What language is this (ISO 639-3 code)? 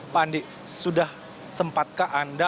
ind